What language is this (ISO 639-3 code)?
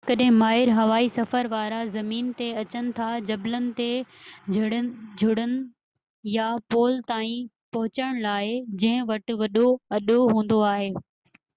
snd